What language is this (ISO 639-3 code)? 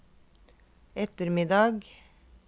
nor